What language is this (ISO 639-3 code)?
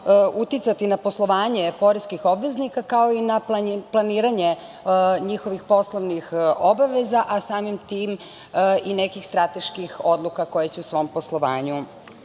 srp